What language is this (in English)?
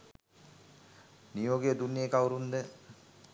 Sinhala